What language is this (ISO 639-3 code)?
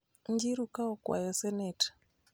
luo